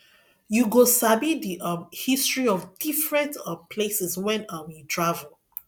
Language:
Nigerian Pidgin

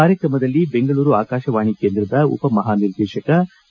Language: Kannada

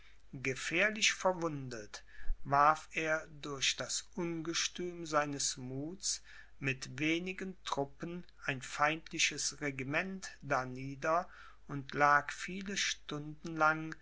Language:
German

